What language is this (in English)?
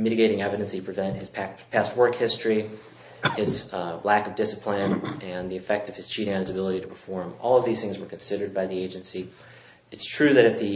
English